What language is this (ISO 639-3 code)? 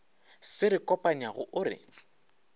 nso